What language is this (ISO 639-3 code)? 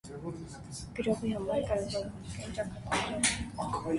hye